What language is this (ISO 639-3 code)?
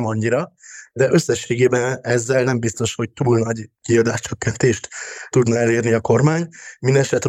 hun